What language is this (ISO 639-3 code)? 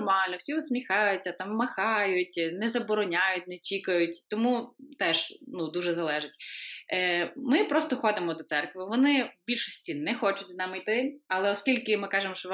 ukr